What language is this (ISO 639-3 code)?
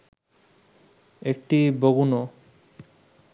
ben